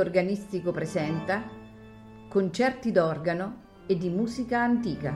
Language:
Italian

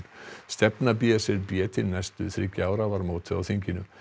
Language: Icelandic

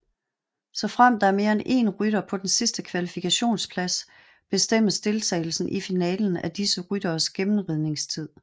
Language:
Danish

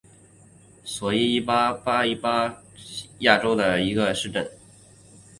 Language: Chinese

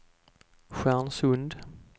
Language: Swedish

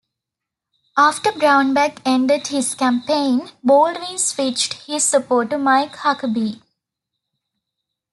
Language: English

